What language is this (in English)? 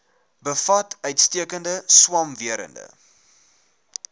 Afrikaans